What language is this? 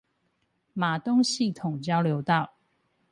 Chinese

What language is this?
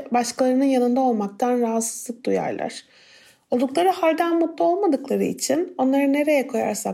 Turkish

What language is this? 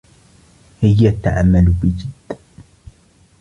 Arabic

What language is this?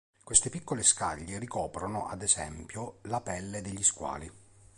Italian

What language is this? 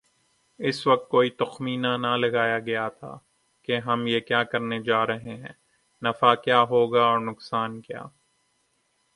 Urdu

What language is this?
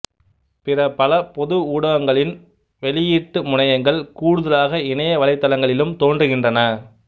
Tamil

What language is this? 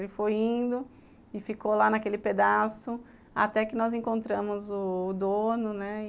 Portuguese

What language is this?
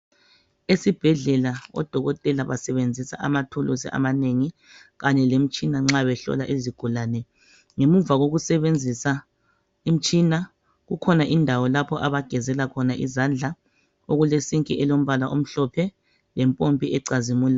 North Ndebele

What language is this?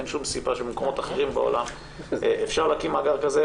Hebrew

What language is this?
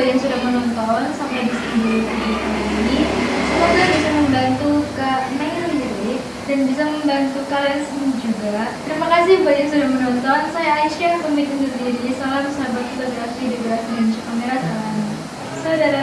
Indonesian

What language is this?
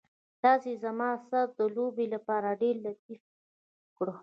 Pashto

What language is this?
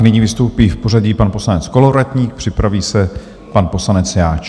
Czech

